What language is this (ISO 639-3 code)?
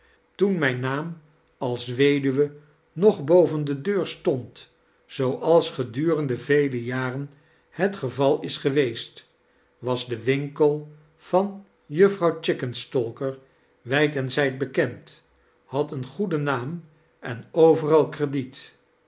nld